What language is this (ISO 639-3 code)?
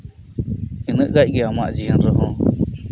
sat